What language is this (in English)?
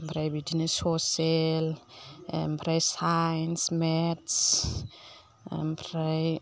Bodo